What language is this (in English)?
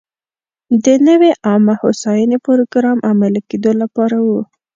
Pashto